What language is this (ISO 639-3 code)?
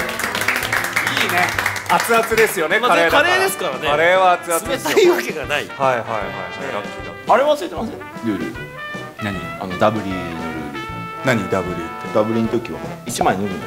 jpn